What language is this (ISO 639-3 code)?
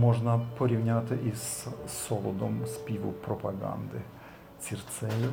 ukr